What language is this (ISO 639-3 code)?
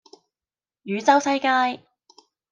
yue